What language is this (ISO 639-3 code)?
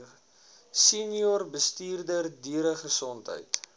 afr